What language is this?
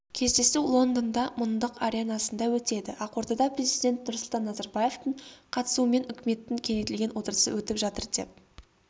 Kazakh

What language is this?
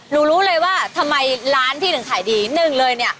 Thai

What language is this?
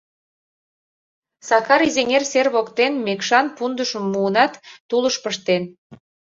Mari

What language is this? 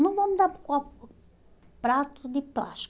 Portuguese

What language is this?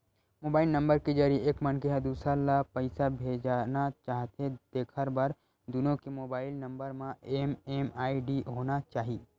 Chhattisgarhi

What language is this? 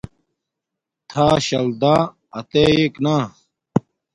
Domaaki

